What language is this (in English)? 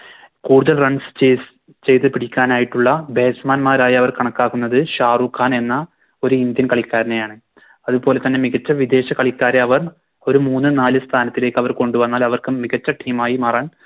Malayalam